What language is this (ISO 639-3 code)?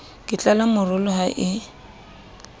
sot